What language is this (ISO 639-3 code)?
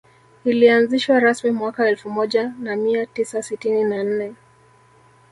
swa